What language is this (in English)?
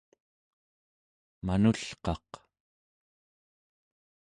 Central Yupik